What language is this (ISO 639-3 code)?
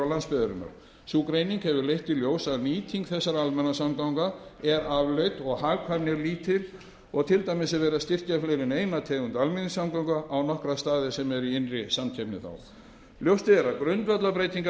isl